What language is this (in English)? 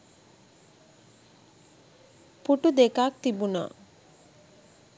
Sinhala